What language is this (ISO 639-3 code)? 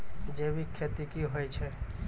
mai